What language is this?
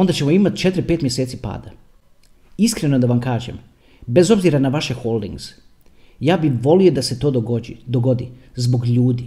Croatian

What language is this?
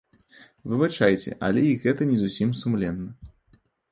Belarusian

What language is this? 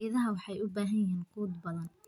Somali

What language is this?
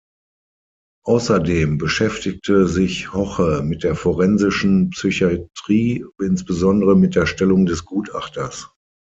German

